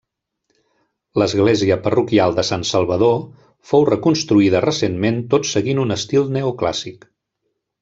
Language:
Catalan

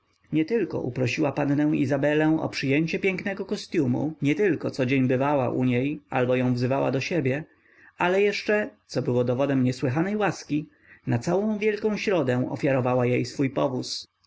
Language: Polish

